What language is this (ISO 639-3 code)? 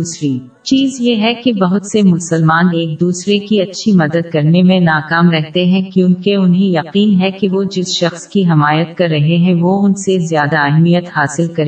urd